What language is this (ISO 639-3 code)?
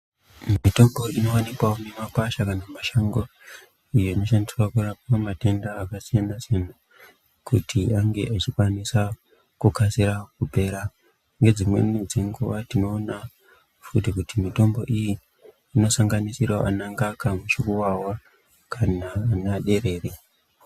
ndc